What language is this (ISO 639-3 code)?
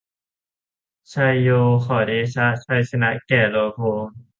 tha